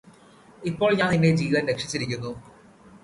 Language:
Malayalam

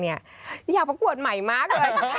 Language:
Thai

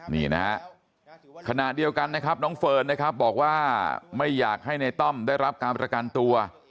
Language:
Thai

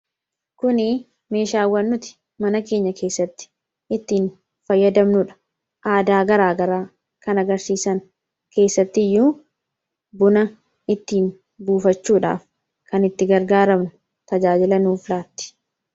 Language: Oromo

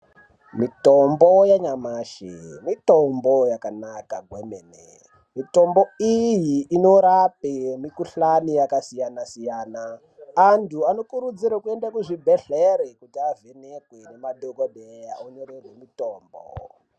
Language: Ndau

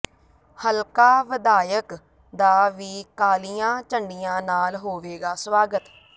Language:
Punjabi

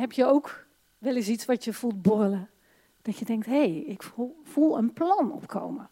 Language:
Dutch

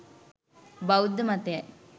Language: Sinhala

